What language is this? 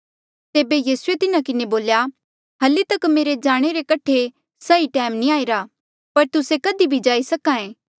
Mandeali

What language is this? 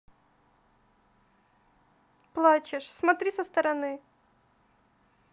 Russian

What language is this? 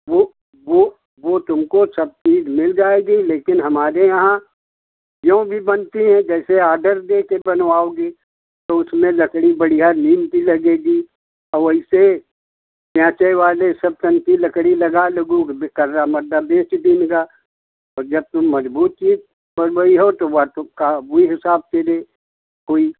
Hindi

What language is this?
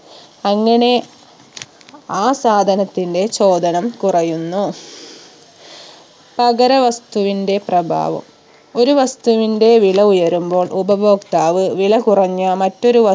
Malayalam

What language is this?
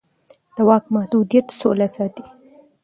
Pashto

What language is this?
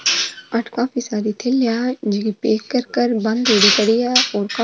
Marwari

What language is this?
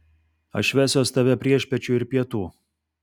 Lithuanian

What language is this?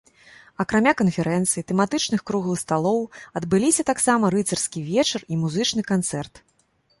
Belarusian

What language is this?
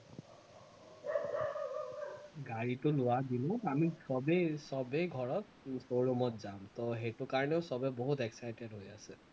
Assamese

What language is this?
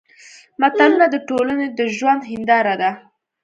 Pashto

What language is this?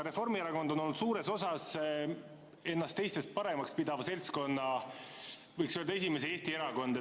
Estonian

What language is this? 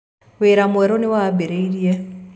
Kikuyu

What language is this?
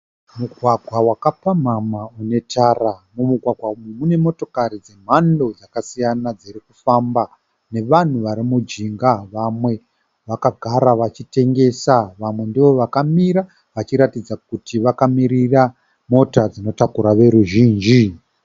Shona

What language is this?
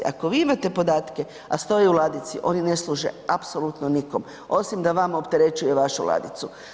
Croatian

